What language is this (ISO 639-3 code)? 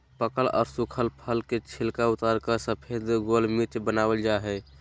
mag